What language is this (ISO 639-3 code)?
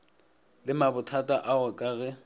nso